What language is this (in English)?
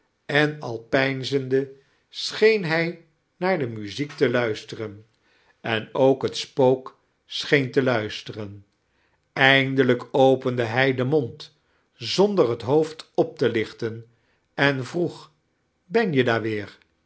Dutch